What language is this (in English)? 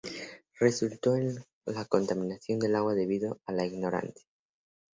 Spanish